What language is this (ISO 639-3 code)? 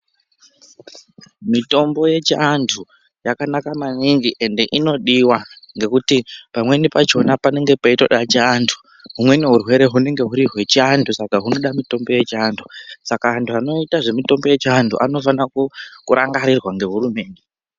ndc